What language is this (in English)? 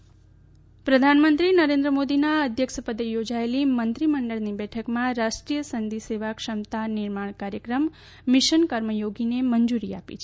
Gujarati